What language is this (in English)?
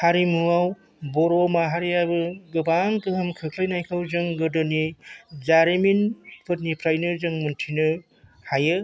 Bodo